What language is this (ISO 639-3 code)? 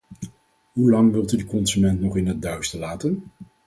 nld